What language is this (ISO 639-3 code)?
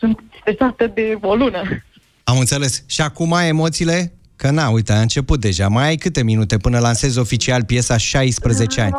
ron